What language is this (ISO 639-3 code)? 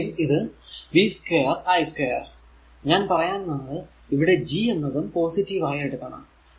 mal